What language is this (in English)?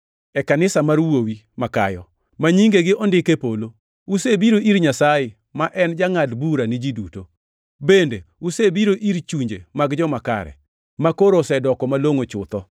Luo (Kenya and Tanzania)